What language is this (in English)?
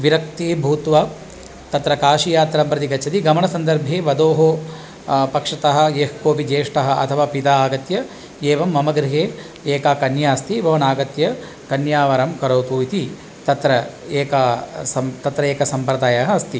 Sanskrit